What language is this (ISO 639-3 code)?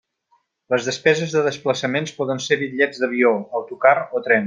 cat